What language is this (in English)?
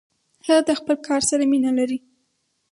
Pashto